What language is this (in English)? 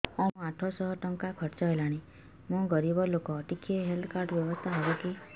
Odia